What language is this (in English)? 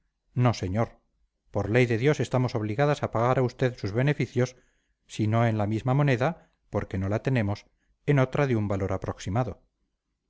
Spanish